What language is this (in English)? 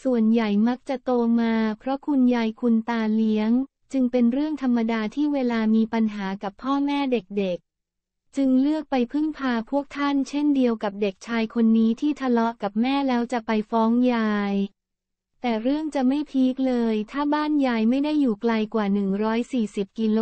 Thai